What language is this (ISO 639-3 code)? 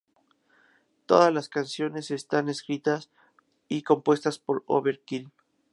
spa